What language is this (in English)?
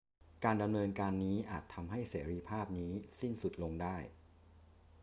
Thai